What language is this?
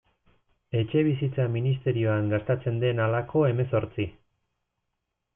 Basque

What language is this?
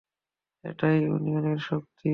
Bangla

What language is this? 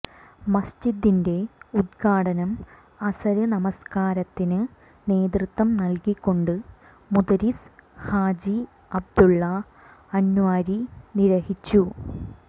Malayalam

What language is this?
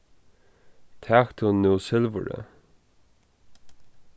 Faroese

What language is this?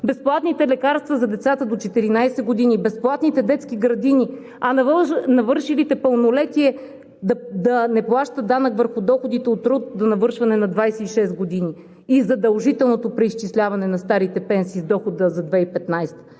Bulgarian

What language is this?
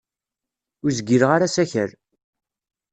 Kabyle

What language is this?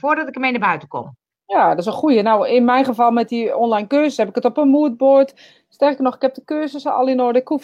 Dutch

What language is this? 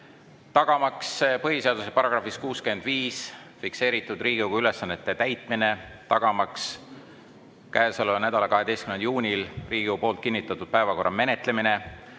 Estonian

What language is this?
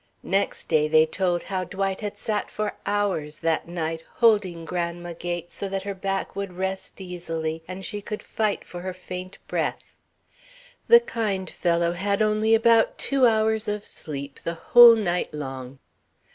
English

